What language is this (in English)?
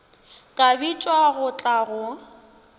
Northern Sotho